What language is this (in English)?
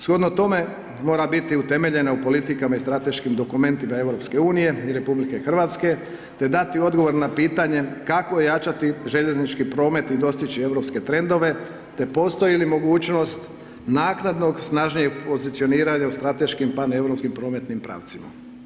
Croatian